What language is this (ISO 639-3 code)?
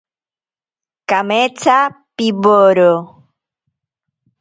prq